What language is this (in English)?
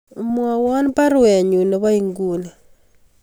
Kalenjin